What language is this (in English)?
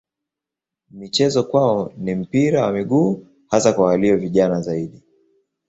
Swahili